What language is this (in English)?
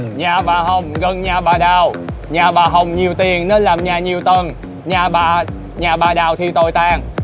Vietnamese